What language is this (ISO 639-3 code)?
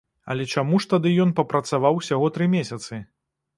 bel